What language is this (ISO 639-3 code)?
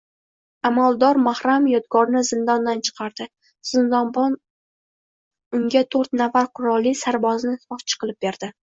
uzb